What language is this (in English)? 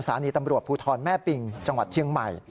Thai